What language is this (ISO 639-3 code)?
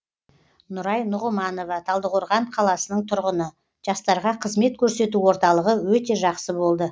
kaz